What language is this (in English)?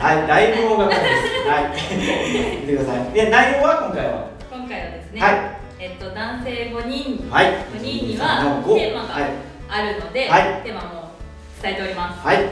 Japanese